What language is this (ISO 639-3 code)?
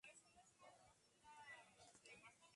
spa